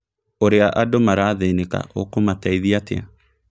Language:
Kikuyu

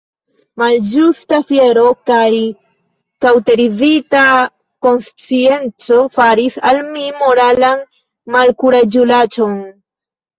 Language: Esperanto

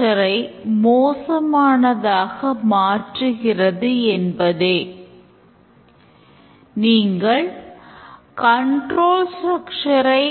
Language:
Tamil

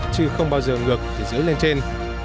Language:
Vietnamese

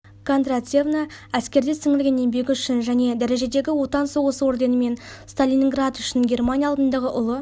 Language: Kazakh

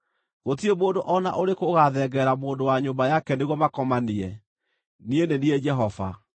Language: Kikuyu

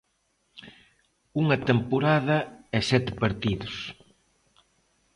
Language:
Galician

